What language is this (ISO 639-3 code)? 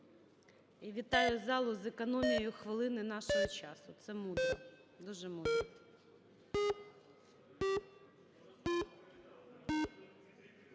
ukr